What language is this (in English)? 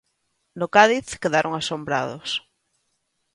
Galician